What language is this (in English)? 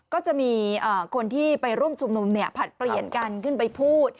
Thai